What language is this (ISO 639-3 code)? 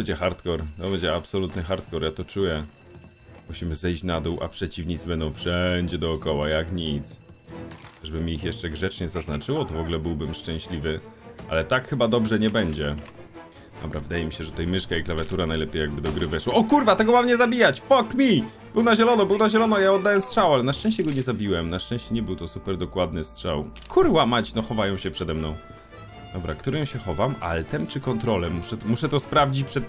pol